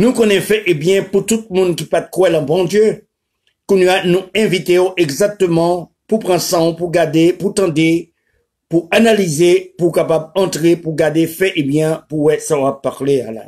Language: French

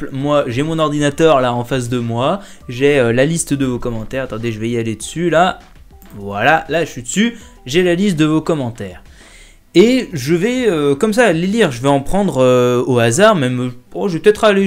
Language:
French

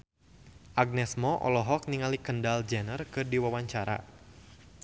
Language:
Sundanese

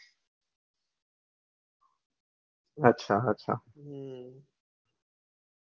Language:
Gujarati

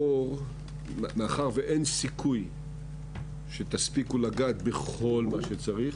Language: Hebrew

